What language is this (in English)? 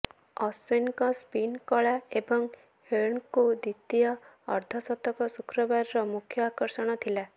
Odia